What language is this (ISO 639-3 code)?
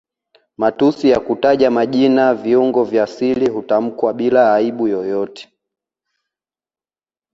swa